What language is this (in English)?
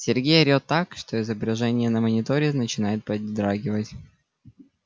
Russian